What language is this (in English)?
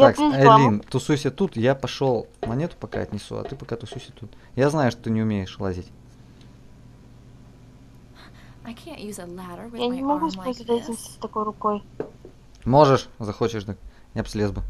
Russian